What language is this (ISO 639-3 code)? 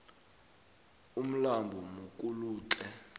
nbl